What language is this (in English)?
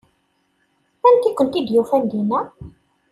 Kabyle